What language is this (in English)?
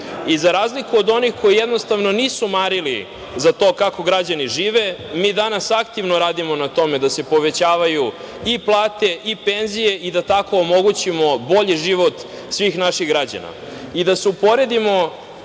Serbian